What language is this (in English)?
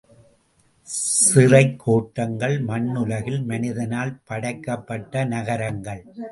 Tamil